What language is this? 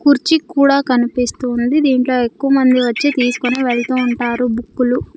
Telugu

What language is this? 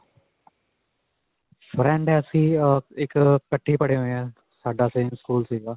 Punjabi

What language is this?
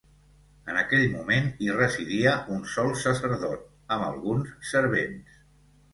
Catalan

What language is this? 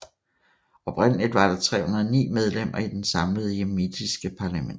Danish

